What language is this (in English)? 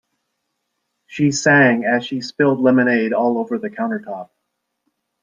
English